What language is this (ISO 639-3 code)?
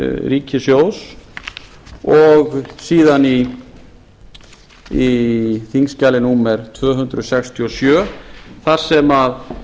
isl